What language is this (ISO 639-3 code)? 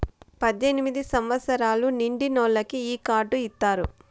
tel